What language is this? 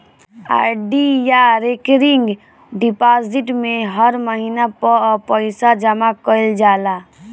Bhojpuri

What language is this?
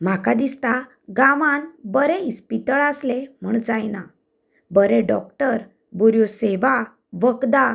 Konkani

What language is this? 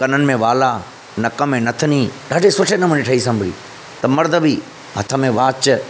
Sindhi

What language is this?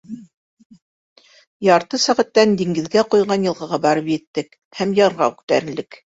Bashkir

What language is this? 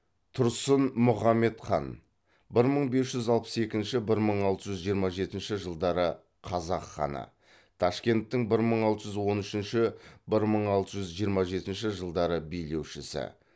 Kazakh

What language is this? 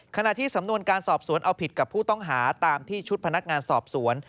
Thai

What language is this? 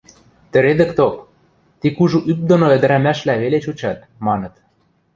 Western Mari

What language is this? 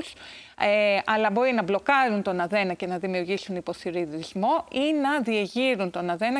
Greek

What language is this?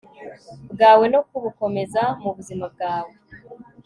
Kinyarwanda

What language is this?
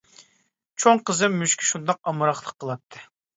Uyghur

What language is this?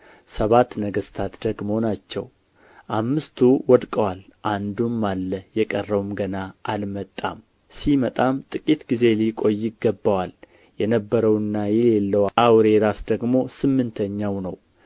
Amharic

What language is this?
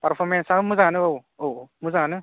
Bodo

